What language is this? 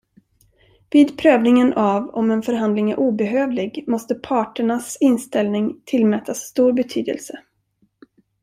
Swedish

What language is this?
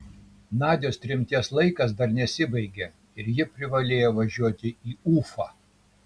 Lithuanian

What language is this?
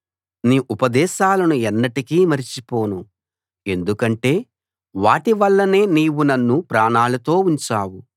Telugu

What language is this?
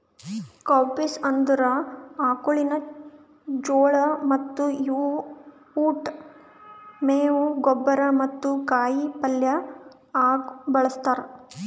Kannada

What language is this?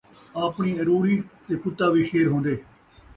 Saraiki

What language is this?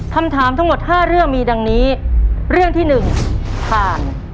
Thai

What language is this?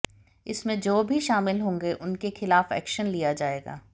Hindi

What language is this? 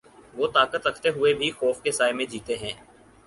Urdu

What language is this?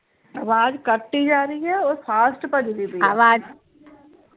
Punjabi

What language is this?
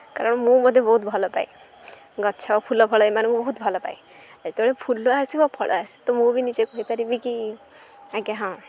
Odia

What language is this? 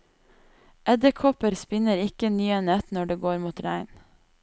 Norwegian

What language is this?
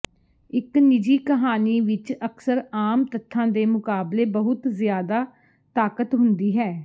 Punjabi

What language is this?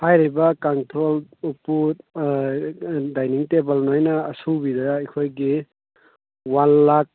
Manipuri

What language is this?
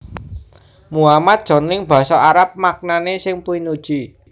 Javanese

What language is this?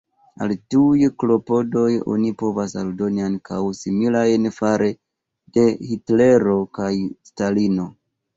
Esperanto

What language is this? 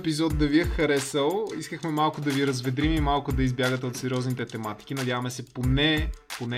Bulgarian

